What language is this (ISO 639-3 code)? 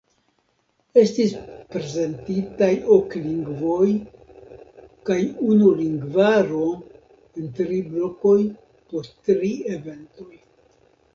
epo